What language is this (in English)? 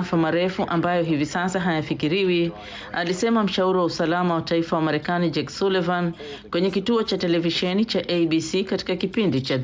Swahili